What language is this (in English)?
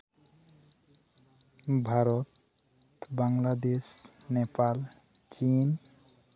Santali